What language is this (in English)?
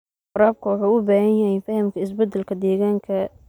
Somali